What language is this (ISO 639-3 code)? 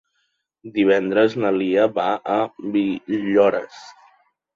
cat